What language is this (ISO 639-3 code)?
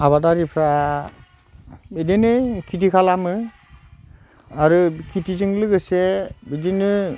brx